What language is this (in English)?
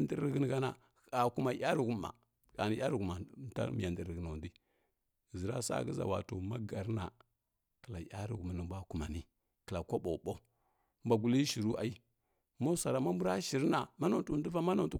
Kirya-Konzəl